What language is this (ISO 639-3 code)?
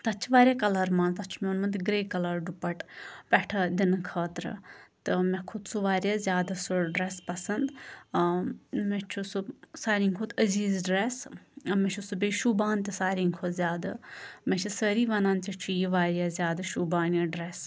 kas